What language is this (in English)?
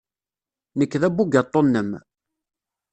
Kabyle